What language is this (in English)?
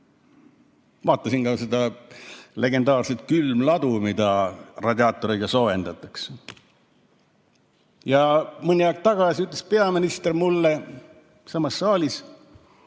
Estonian